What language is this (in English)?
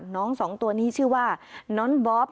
Thai